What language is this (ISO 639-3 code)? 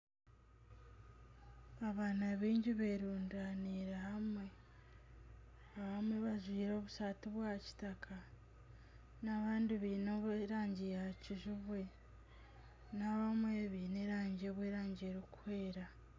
nyn